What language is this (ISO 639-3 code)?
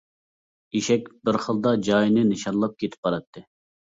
uig